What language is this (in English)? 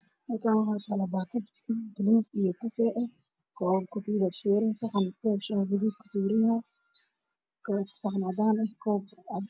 Somali